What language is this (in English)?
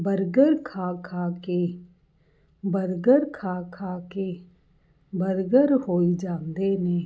Punjabi